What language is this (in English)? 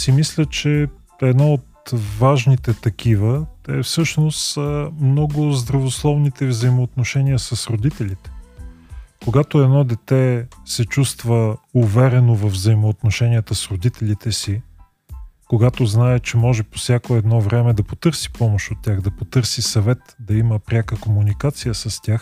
Bulgarian